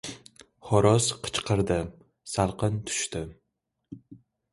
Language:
Uzbek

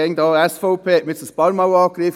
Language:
Swiss German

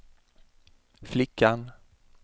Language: Swedish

